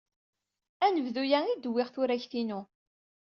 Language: Kabyle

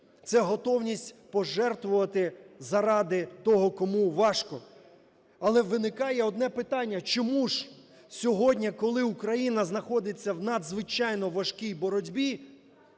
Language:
Ukrainian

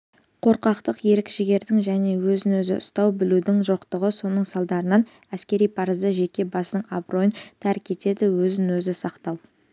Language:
Kazakh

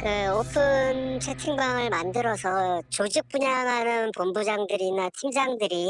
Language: Korean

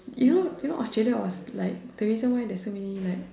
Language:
English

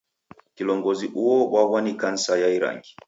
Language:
Taita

